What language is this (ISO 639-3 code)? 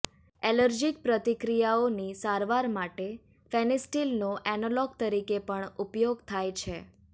guj